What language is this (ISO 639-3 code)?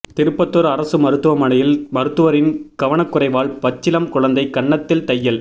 tam